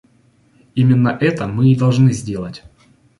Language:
Russian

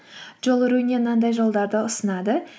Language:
Kazakh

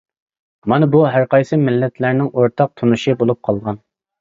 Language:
Uyghur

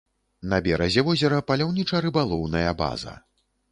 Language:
Belarusian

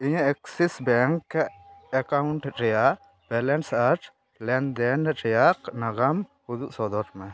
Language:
Santali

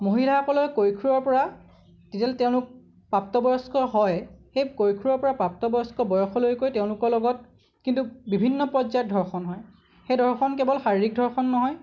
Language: Assamese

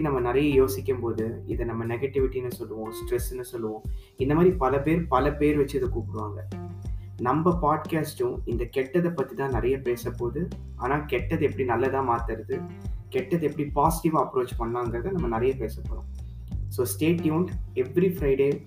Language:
Tamil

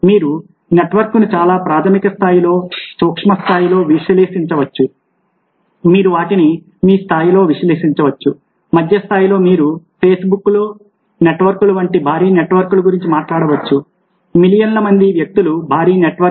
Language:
Telugu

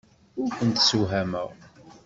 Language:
Kabyle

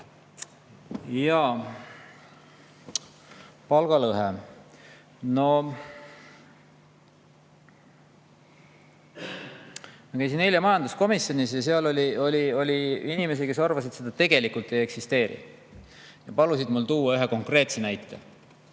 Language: Estonian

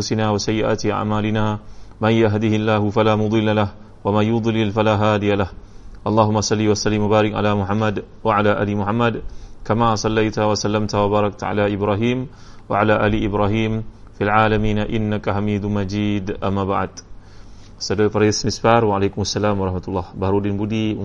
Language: Malay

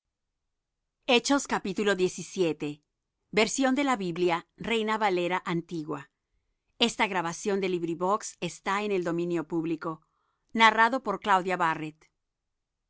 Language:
Spanish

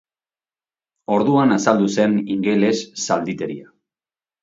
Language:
Basque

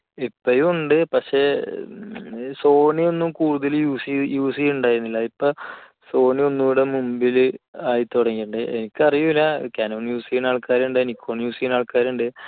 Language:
Malayalam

